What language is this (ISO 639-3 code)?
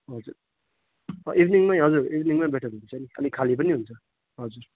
nep